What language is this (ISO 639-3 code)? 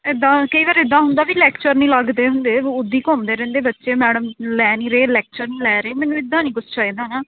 pan